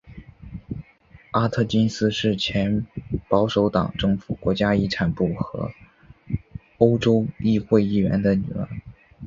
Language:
Chinese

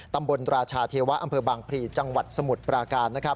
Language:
Thai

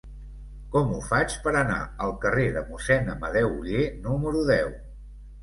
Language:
Catalan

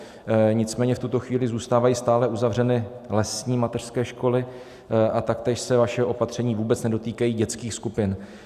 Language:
Czech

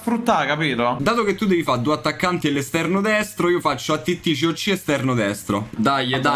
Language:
Italian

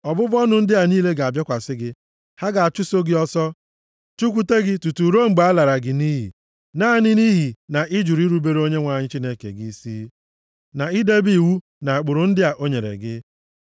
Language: Igbo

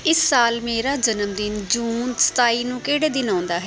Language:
Punjabi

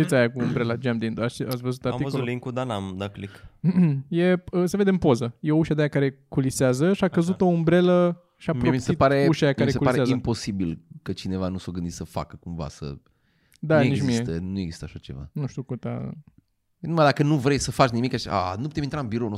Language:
Romanian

